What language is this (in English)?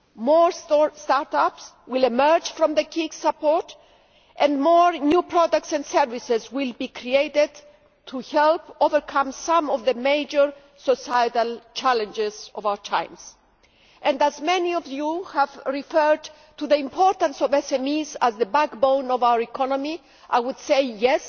English